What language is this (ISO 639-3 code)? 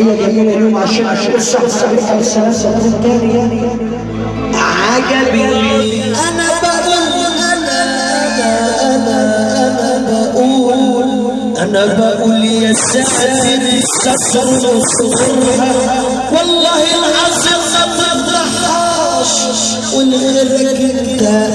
ara